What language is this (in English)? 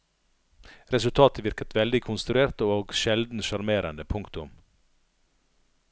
Norwegian